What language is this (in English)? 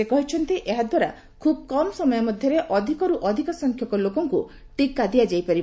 Odia